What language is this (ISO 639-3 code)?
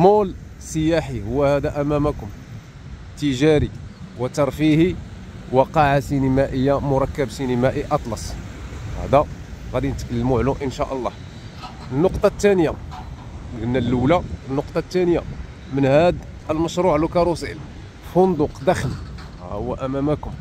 ara